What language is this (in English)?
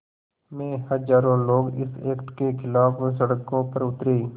Hindi